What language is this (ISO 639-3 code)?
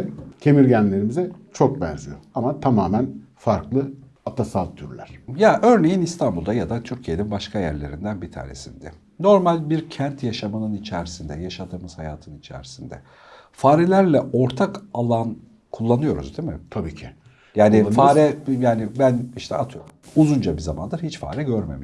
tur